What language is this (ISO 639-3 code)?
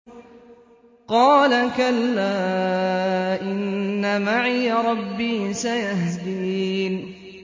ara